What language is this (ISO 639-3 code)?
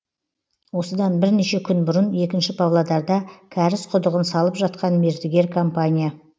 kaz